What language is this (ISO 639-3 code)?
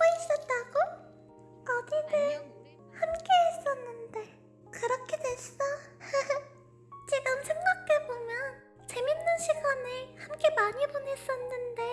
kor